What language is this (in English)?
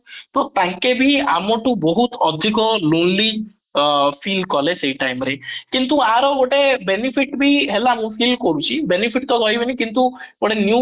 Odia